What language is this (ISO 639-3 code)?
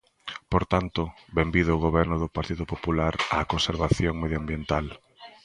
glg